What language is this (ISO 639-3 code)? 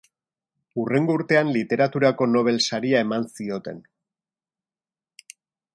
eus